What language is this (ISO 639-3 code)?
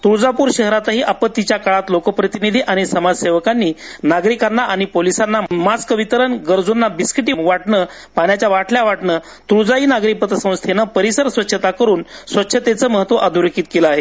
mar